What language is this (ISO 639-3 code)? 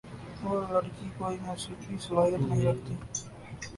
urd